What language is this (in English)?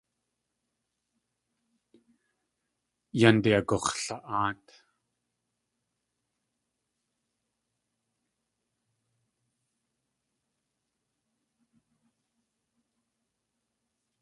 Tlingit